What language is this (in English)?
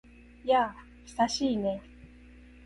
Japanese